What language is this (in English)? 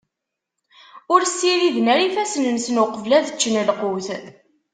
Kabyle